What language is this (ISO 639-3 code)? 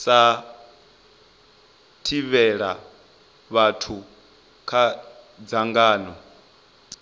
ven